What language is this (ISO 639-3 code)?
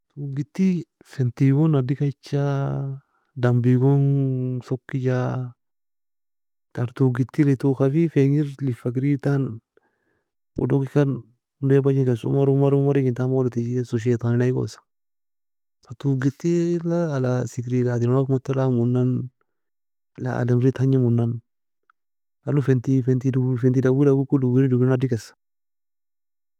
fia